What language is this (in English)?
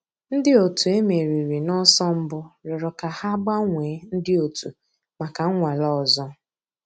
Igbo